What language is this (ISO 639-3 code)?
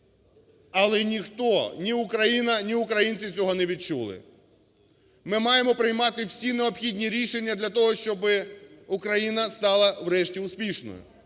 ukr